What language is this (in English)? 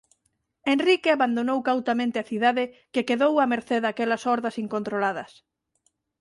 Galician